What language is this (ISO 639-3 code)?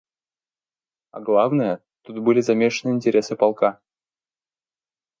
rus